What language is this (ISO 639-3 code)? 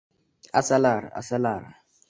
uzb